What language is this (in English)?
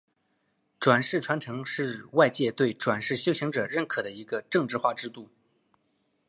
Chinese